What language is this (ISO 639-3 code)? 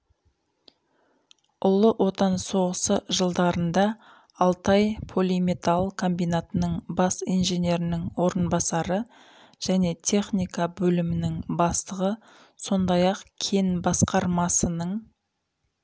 kaz